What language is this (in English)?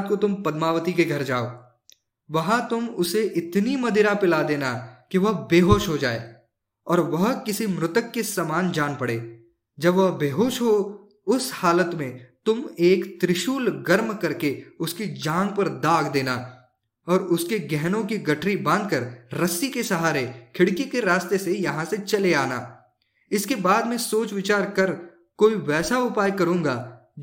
Hindi